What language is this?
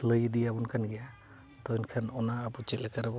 Santali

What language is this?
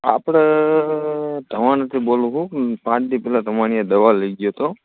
Gujarati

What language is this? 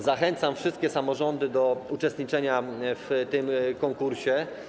Polish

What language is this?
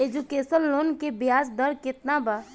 Bhojpuri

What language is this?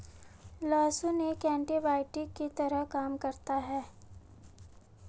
Hindi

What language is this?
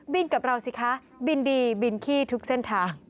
Thai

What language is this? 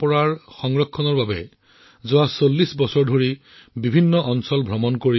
Assamese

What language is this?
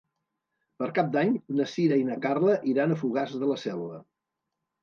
Catalan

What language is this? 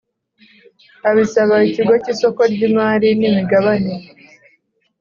Kinyarwanda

